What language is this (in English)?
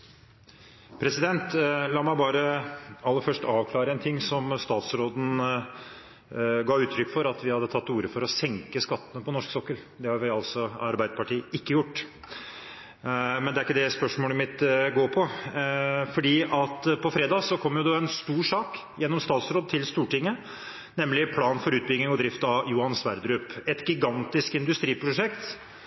Norwegian